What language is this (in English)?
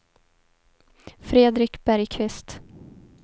Swedish